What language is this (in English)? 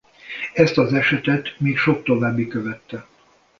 Hungarian